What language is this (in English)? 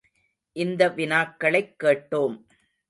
Tamil